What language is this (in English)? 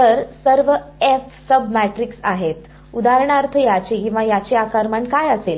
Marathi